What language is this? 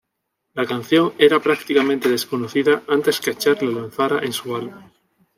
Spanish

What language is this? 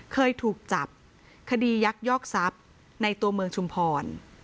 Thai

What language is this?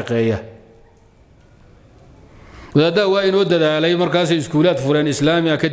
Arabic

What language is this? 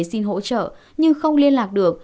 Vietnamese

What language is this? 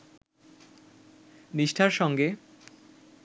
Bangla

